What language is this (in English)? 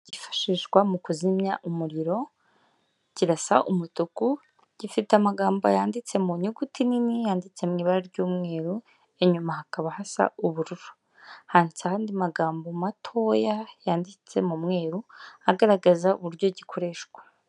Kinyarwanda